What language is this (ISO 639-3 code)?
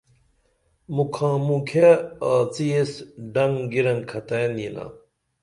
dml